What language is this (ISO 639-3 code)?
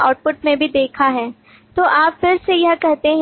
hin